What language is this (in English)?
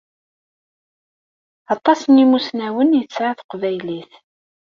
Kabyle